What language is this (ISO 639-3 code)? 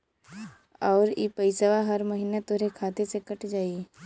bho